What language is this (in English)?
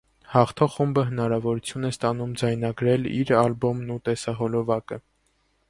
Armenian